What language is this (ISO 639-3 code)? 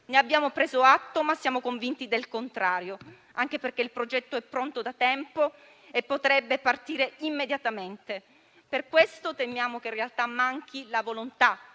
ita